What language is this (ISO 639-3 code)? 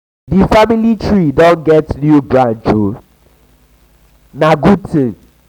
pcm